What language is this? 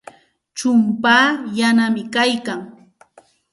Santa Ana de Tusi Pasco Quechua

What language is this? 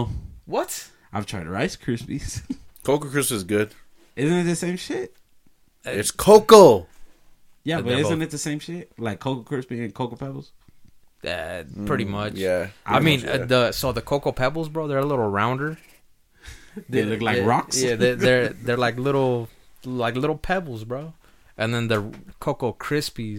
English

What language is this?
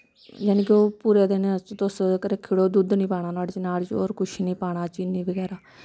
Dogri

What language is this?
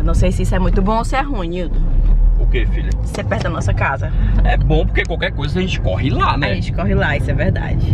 Portuguese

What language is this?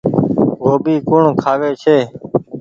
Goaria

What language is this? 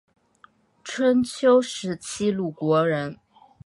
Chinese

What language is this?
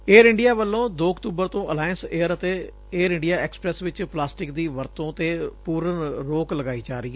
Punjabi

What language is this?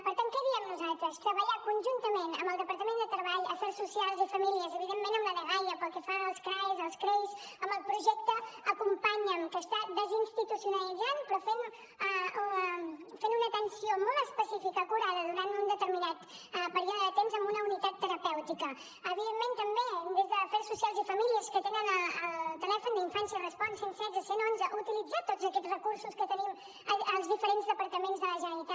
Catalan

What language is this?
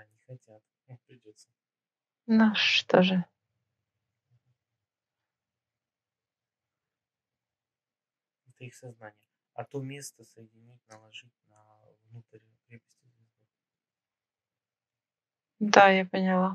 Russian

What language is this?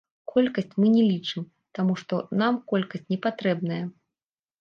Belarusian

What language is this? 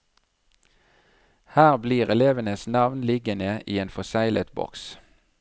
Norwegian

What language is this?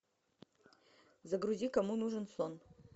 Russian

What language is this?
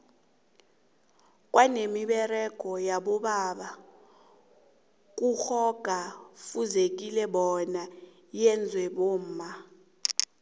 South Ndebele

